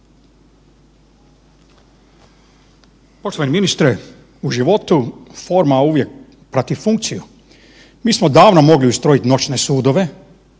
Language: Croatian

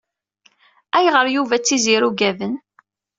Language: Kabyle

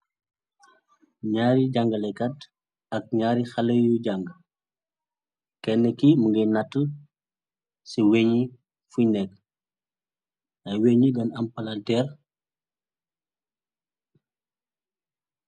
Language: Wolof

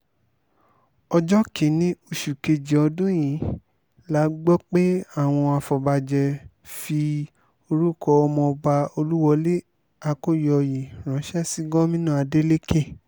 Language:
Yoruba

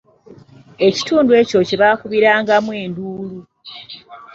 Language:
Ganda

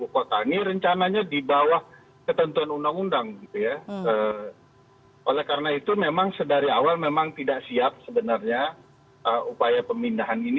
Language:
Indonesian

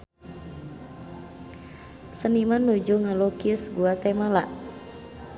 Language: Sundanese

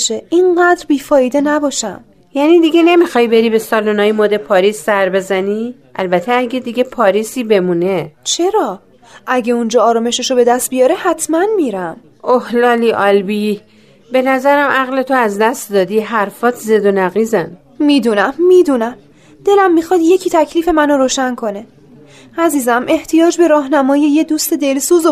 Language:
Persian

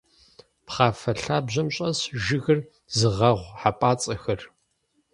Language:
Kabardian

